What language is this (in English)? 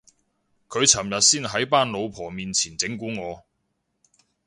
Cantonese